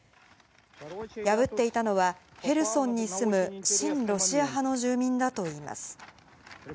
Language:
Japanese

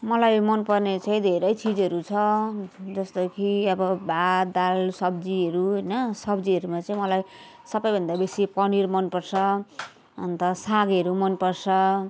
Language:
Nepali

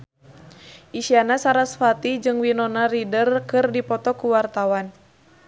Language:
Sundanese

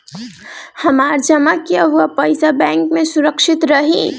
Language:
Bhojpuri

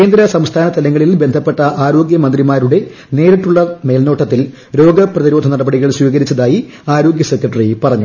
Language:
Malayalam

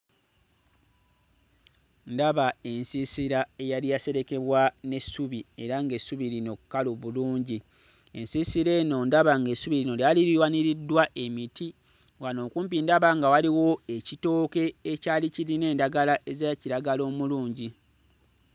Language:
Ganda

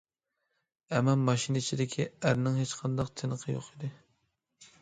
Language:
Uyghur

